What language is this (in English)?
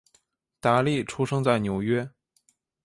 Chinese